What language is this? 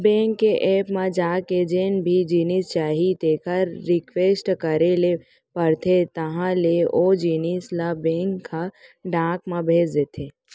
Chhattisgarhi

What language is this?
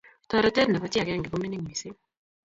Kalenjin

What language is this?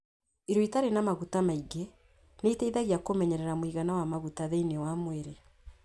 Kikuyu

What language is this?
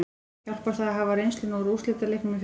Icelandic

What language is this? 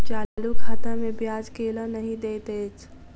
Maithili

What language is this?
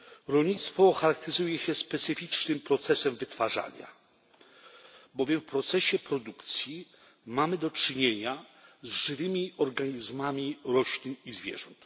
Polish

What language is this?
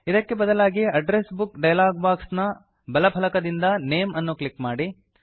Kannada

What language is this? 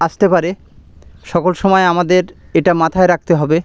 Bangla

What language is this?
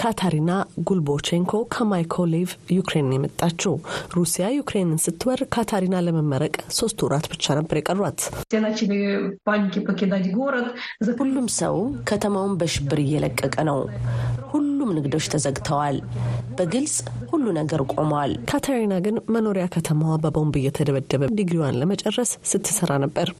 Amharic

